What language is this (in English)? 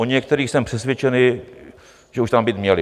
Czech